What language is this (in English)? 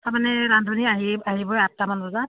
Assamese